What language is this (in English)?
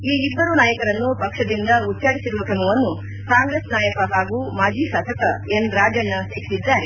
Kannada